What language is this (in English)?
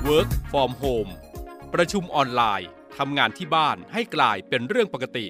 Thai